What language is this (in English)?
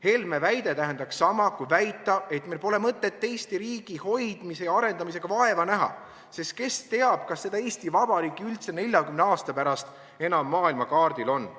Estonian